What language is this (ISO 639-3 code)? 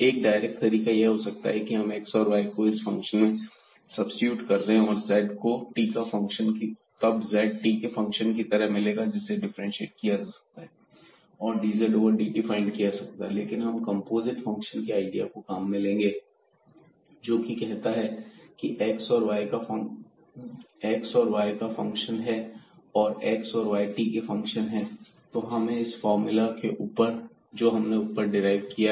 hin